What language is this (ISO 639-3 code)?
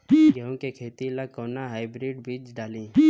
bho